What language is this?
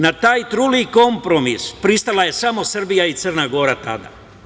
Serbian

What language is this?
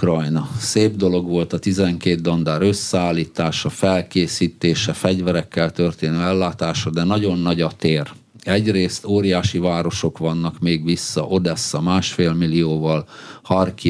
Hungarian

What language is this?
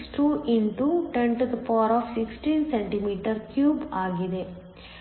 Kannada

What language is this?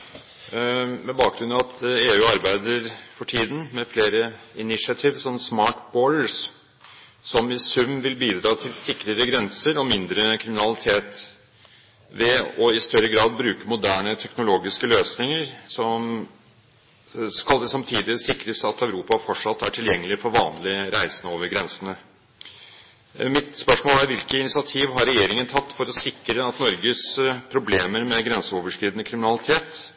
Norwegian Bokmål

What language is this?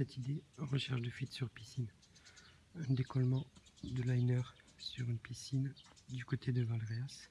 French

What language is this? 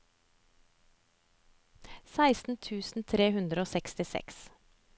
Norwegian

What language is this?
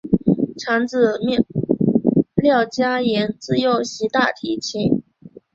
Chinese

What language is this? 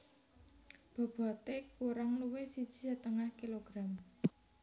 Javanese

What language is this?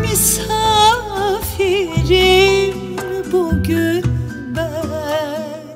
Turkish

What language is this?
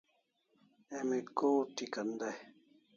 Kalasha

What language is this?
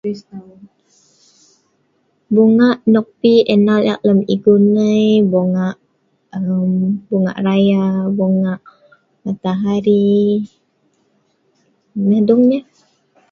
Sa'ban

